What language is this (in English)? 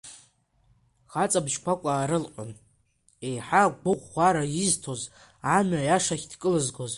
Abkhazian